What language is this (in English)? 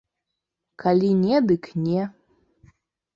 Belarusian